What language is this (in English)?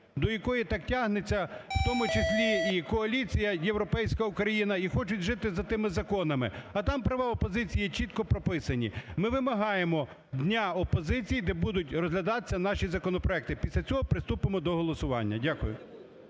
Ukrainian